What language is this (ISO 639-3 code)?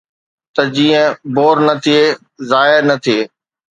snd